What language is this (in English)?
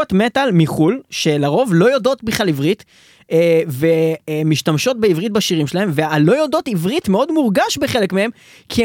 Hebrew